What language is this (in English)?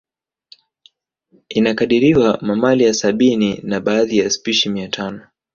Swahili